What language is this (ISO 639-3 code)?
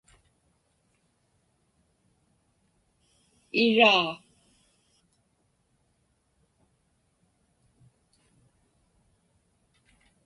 ipk